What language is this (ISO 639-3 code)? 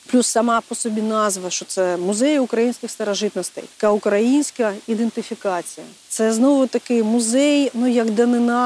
ukr